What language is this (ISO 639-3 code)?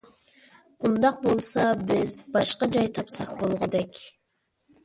uig